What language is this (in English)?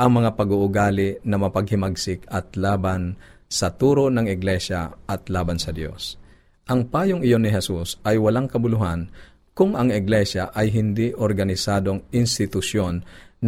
Filipino